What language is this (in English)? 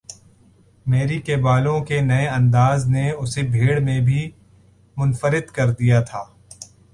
Urdu